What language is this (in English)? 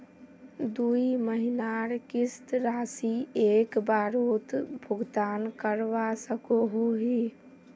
Magahi